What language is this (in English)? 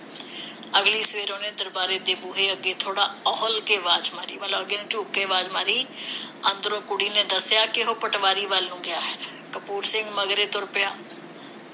Punjabi